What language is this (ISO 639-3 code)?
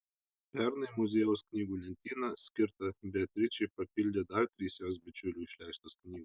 lit